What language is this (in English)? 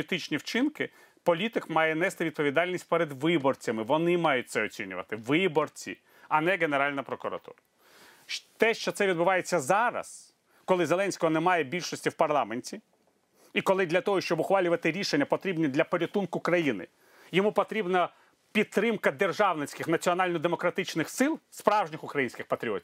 Ukrainian